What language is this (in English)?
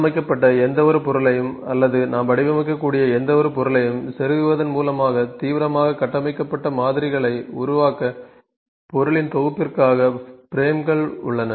Tamil